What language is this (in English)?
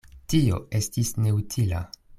Esperanto